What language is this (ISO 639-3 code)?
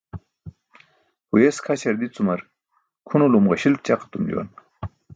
bsk